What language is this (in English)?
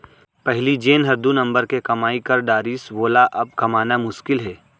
Chhattisgarhi